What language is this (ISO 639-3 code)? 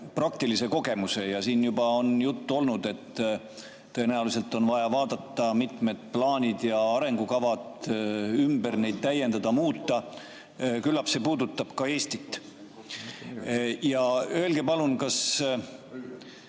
est